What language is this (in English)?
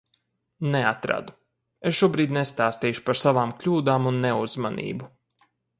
Latvian